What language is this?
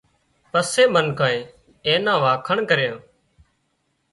Wadiyara Koli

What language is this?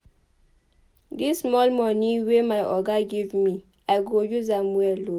Nigerian Pidgin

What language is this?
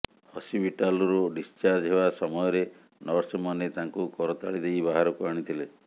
Odia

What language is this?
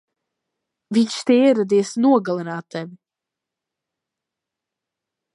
Latvian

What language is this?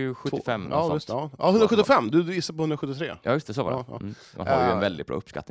Swedish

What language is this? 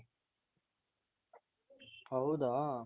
Kannada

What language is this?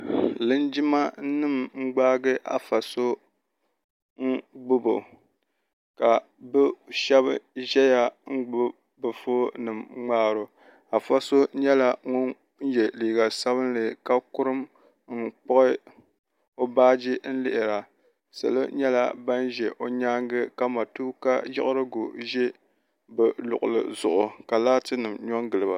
Dagbani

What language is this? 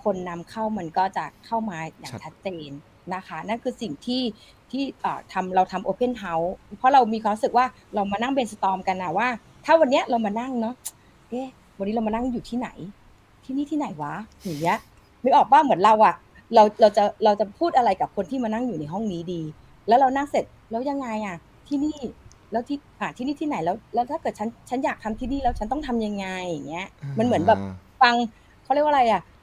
Thai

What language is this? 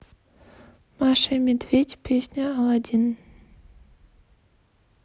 Russian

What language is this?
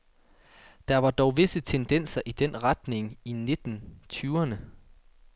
Danish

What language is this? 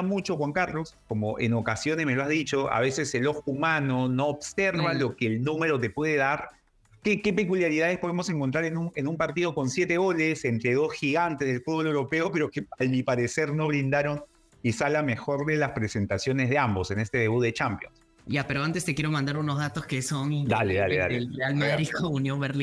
Spanish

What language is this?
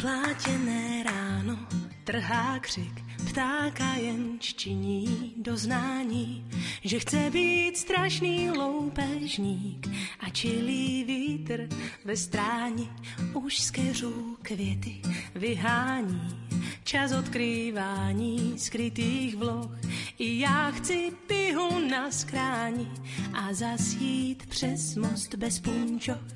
Slovak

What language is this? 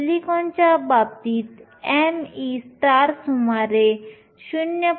Marathi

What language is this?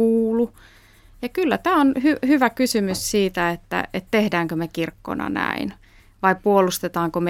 Finnish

